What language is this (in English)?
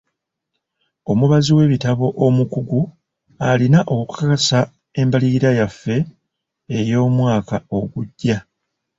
Ganda